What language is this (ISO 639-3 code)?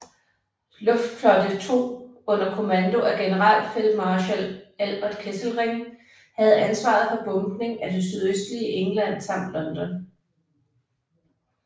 dan